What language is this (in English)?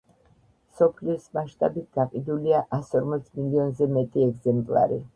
Georgian